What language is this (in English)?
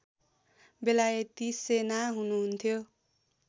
Nepali